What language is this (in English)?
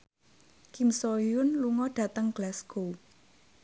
Javanese